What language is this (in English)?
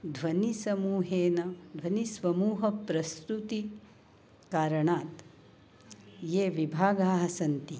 Sanskrit